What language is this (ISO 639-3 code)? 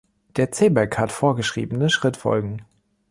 deu